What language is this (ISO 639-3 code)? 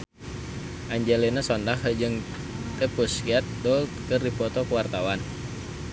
sun